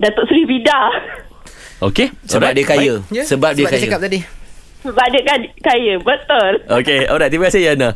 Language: Malay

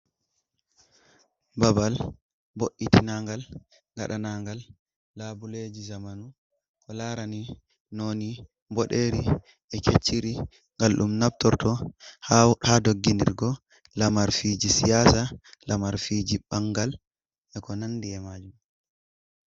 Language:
Fula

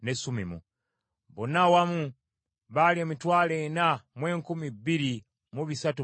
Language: Ganda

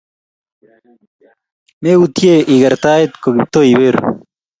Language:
Kalenjin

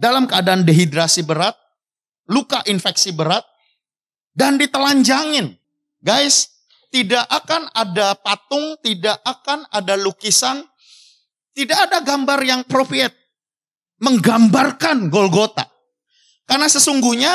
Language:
Indonesian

